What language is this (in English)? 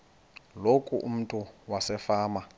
Xhosa